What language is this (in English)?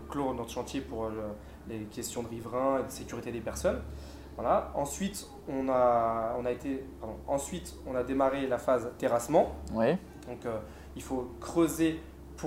French